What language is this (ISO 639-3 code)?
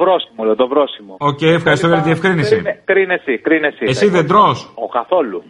ell